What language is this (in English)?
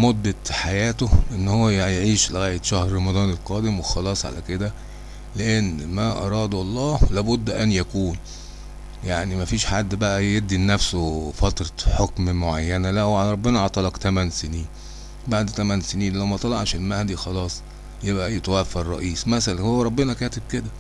Arabic